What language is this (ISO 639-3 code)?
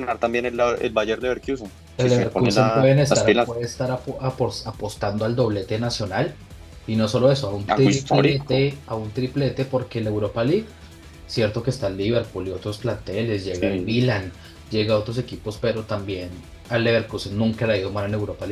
spa